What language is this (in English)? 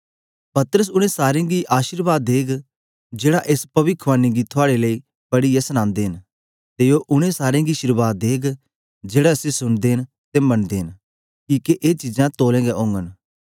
Dogri